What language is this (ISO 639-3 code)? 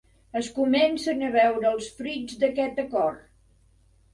cat